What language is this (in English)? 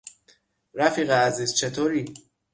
Persian